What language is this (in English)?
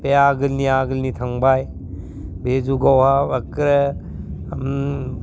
Bodo